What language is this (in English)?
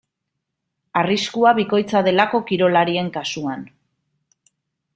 Basque